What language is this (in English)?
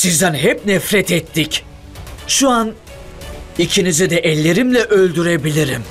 Turkish